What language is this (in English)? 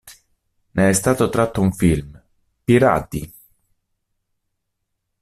Italian